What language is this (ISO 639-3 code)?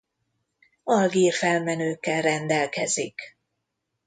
hun